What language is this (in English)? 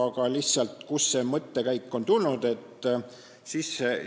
Estonian